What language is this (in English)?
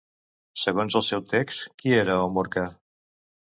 Catalan